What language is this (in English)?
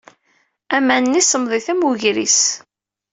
Kabyle